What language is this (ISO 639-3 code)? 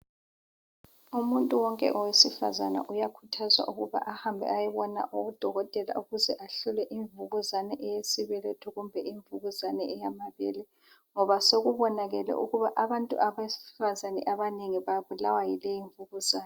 nde